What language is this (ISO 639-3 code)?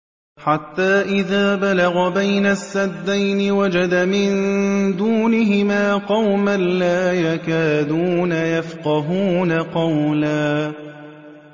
ara